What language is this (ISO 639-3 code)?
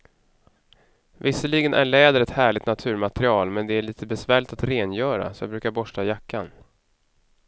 swe